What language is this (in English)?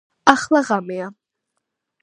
Georgian